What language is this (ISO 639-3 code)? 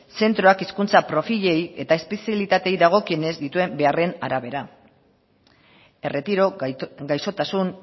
eus